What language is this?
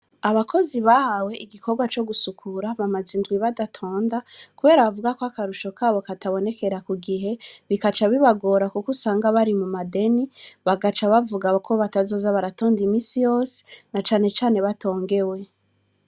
Rundi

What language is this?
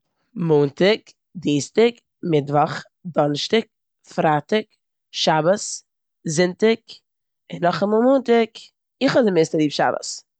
Yiddish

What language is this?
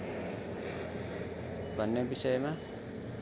Nepali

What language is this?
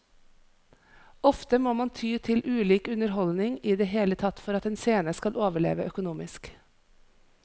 Norwegian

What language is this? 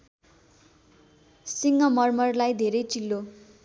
Nepali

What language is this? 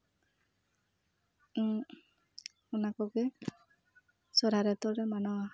Santali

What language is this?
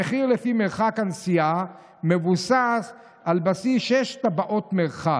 Hebrew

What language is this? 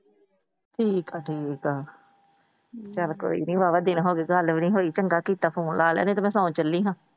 Punjabi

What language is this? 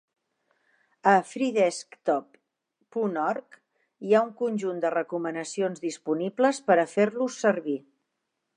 Catalan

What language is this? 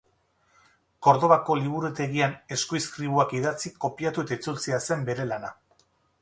Basque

